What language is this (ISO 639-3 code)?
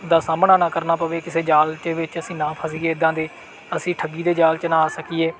pan